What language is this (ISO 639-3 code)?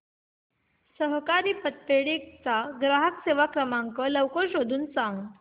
mar